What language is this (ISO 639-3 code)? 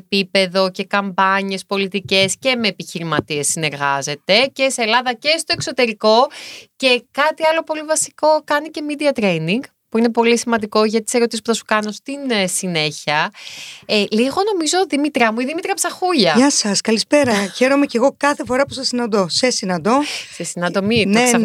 ell